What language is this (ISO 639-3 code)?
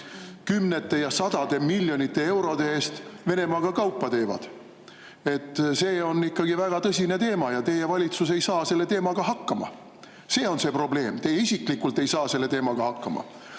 est